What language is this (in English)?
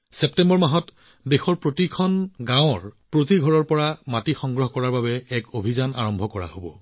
Assamese